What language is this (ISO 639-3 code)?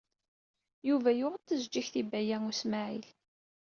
kab